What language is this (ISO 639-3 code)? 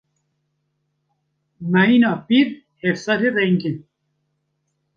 kur